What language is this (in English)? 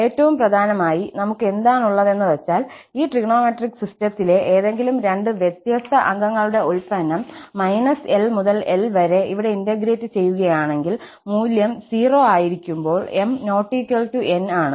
Malayalam